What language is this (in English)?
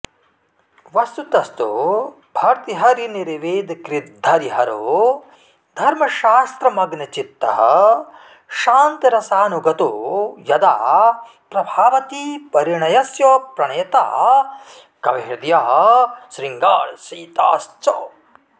Sanskrit